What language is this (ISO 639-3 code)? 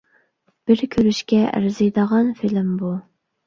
uig